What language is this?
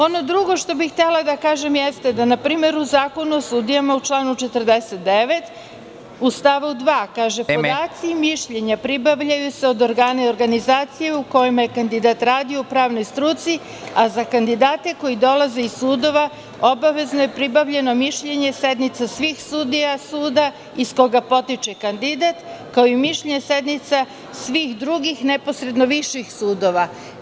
Serbian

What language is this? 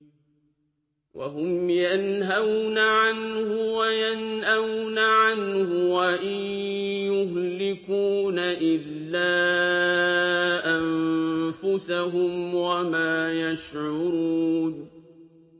Arabic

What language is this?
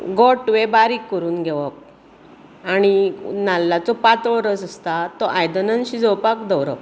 Konkani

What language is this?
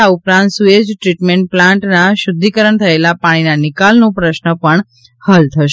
Gujarati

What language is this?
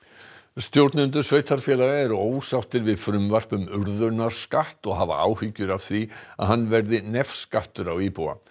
Icelandic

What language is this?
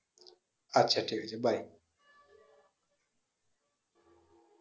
Bangla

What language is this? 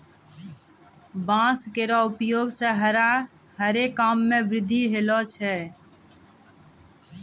Maithili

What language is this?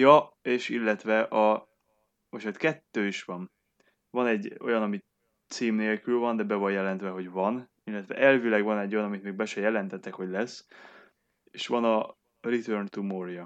Hungarian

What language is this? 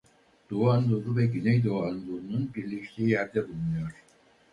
Turkish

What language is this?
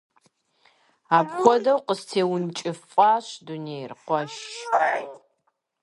Kabardian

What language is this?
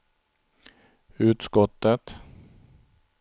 Swedish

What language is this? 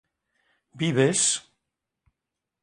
Spanish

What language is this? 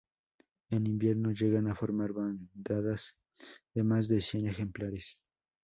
Spanish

